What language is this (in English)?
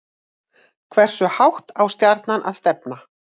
Icelandic